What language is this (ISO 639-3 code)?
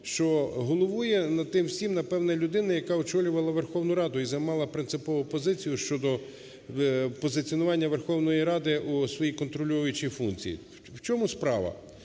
ukr